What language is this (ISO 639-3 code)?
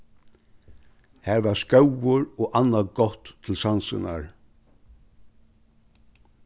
fao